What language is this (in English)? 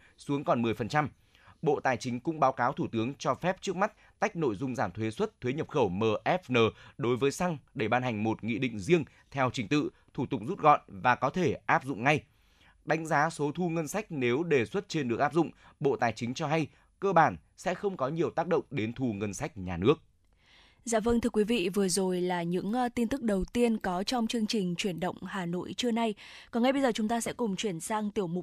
Vietnamese